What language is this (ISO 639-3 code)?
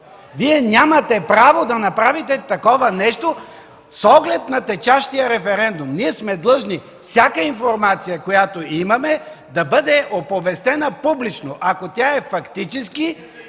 bul